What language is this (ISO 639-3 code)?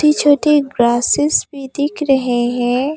hin